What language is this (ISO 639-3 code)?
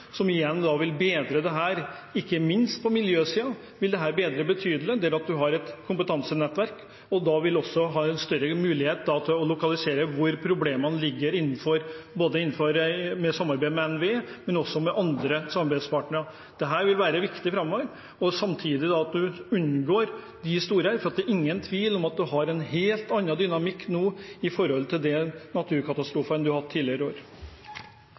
nor